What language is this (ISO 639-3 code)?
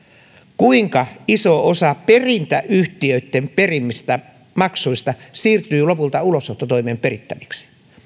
fin